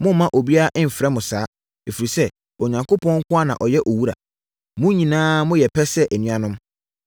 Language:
Akan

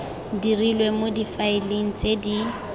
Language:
Tswana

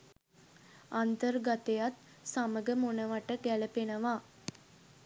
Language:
Sinhala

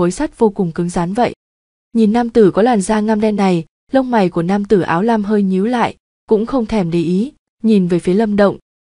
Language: Vietnamese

